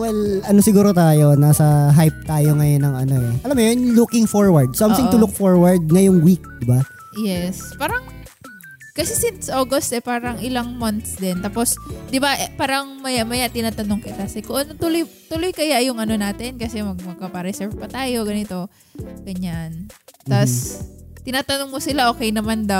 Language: Filipino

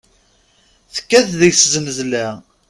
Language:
Kabyle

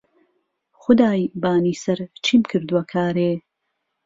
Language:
Central Kurdish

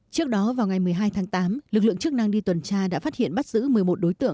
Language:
Vietnamese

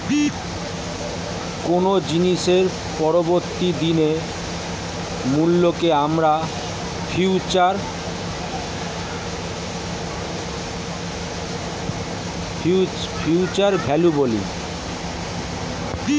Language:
Bangla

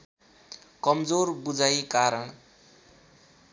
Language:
Nepali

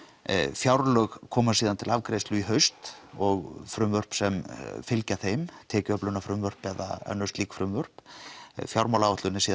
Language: Icelandic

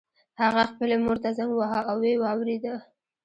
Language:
Pashto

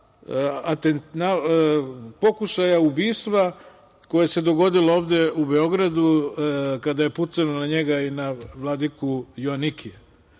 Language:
Serbian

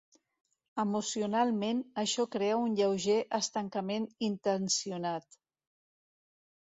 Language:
Catalan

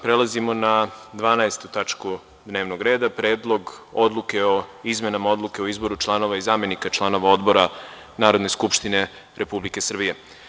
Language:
Serbian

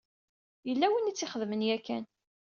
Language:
Kabyle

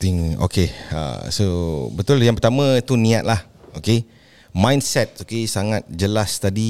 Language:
Malay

